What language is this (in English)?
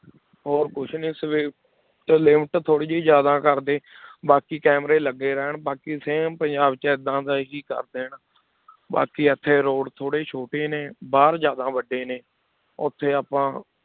Punjabi